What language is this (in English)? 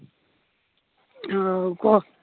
Odia